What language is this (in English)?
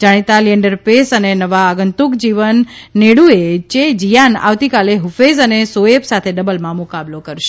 Gujarati